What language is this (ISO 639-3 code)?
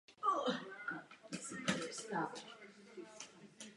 ces